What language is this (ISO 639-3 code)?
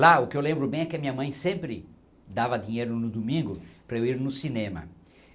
por